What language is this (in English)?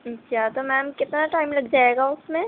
Urdu